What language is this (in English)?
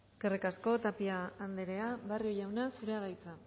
Basque